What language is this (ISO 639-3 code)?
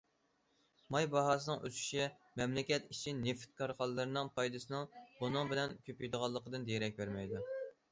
uig